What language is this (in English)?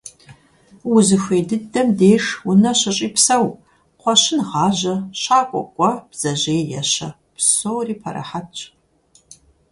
Kabardian